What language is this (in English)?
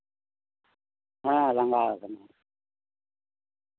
Santali